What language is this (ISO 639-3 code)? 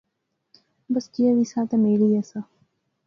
phr